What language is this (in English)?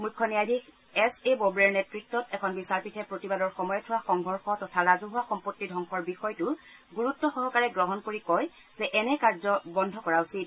Assamese